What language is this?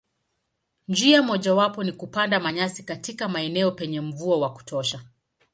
Swahili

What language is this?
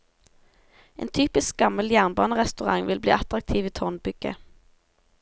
Norwegian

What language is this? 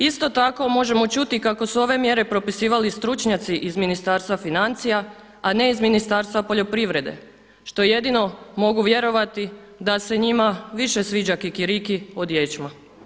Croatian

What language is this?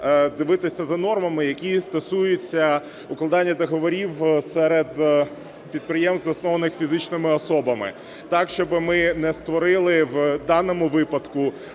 Ukrainian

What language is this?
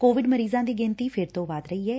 Punjabi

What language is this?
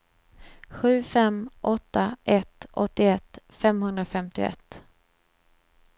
Swedish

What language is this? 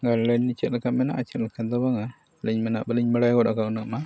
Santali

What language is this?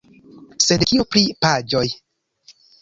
Esperanto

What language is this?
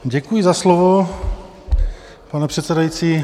Czech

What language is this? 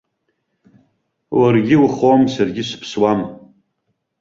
Abkhazian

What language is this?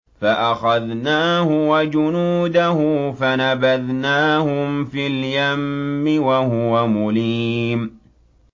Arabic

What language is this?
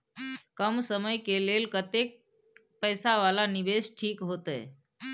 Maithili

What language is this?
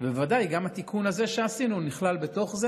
Hebrew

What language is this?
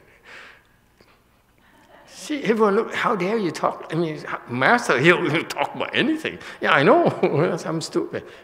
English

